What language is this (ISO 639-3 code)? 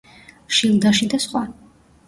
kat